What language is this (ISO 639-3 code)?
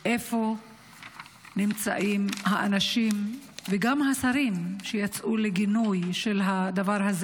heb